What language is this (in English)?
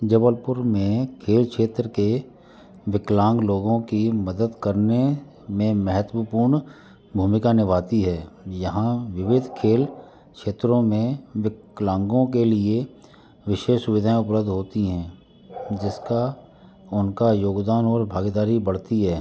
Hindi